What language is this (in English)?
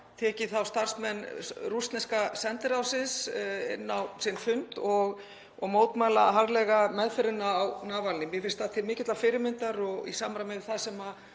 Icelandic